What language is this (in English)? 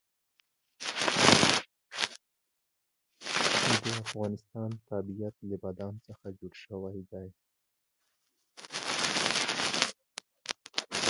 Pashto